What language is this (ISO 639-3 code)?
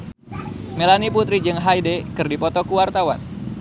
sun